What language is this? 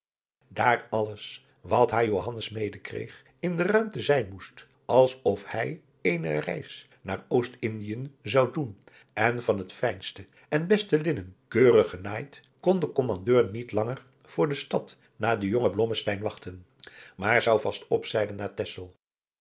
Dutch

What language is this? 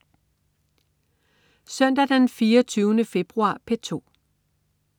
Danish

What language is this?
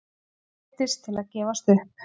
Icelandic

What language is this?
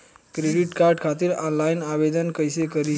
Bhojpuri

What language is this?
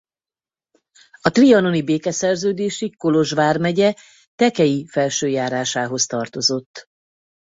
Hungarian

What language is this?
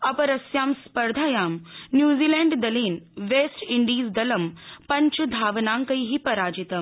Sanskrit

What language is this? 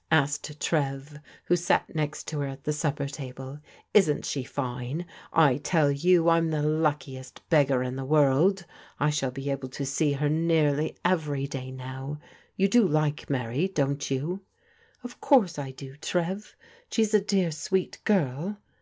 English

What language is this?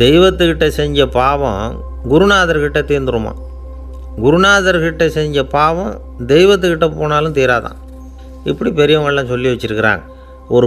Romanian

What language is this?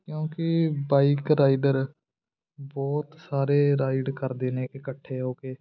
Punjabi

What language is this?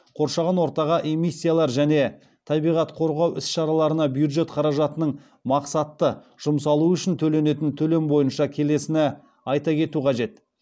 Kazakh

